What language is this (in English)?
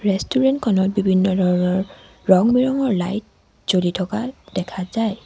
Assamese